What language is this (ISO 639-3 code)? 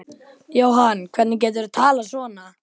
isl